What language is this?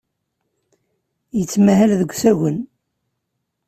Kabyle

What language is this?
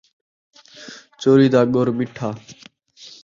Saraiki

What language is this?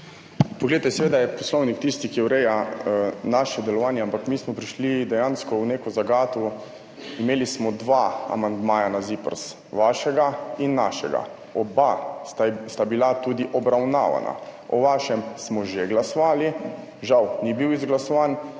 Slovenian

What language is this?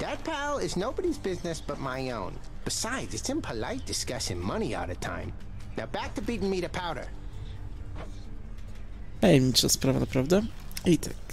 Polish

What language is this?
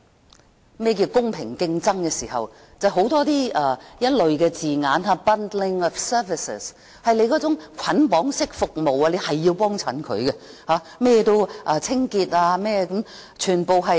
Cantonese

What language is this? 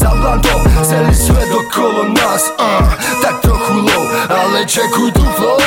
Czech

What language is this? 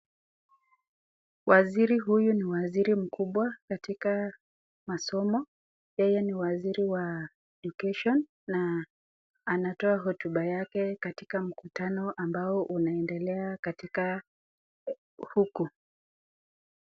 Swahili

